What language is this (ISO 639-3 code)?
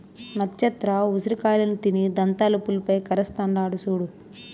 tel